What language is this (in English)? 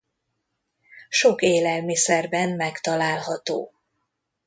Hungarian